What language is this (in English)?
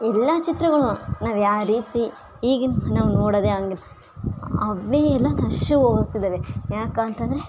Kannada